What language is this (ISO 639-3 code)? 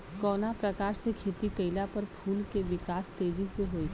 bho